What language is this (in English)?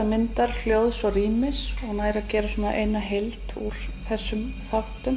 Icelandic